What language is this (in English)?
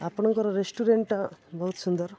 Odia